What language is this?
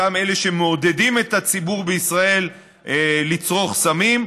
Hebrew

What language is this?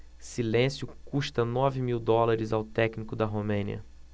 Portuguese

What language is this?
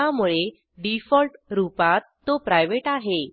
Marathi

